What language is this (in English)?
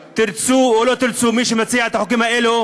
Hebrew